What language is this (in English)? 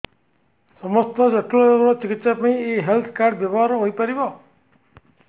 Odia